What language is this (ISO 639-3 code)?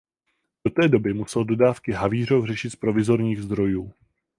ces